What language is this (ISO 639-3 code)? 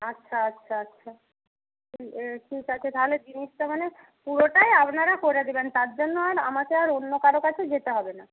ben